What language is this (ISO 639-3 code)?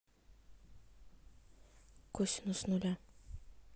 rus